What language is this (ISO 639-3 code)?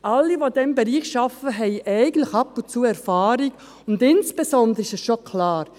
gsw